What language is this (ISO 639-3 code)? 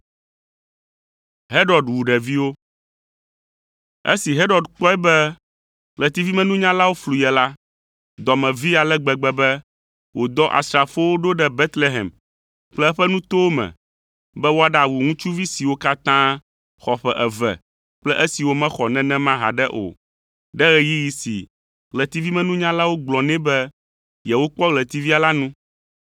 ewe